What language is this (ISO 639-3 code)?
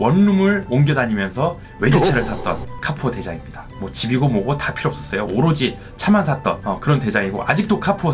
kor